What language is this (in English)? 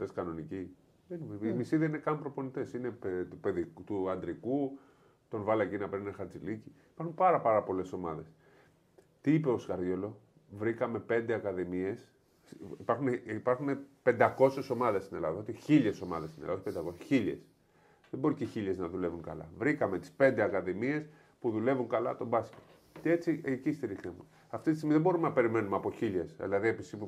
Greek